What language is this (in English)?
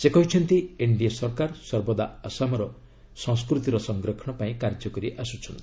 Odia